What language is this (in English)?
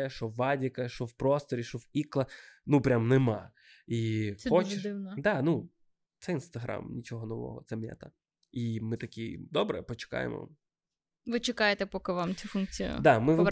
Ukrainian